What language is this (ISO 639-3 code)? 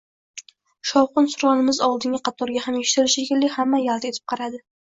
uzb